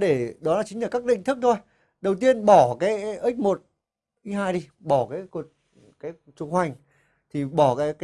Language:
Vietnamese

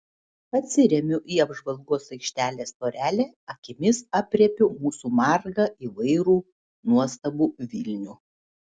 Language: Lithuanian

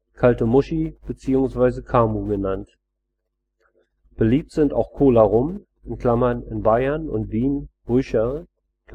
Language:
German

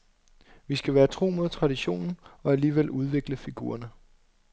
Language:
Danish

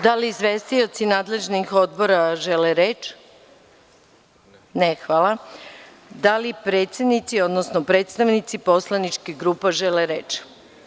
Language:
Serbian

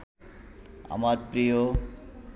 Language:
Bangla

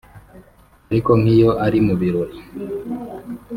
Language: Kinyarwanda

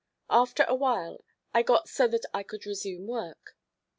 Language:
English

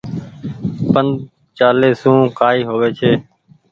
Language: Goaria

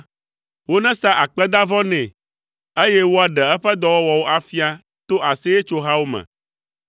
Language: Ewe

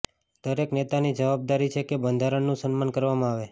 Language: Gujarati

